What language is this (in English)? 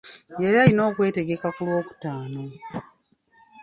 Ganda